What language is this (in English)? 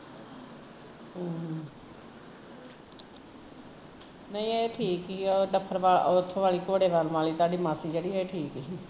Punjabi